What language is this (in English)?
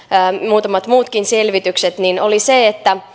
Finnish